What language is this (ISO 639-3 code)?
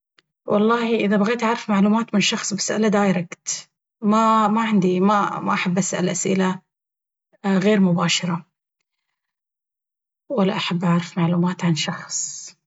abv